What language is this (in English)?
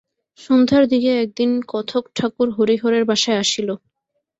Bangla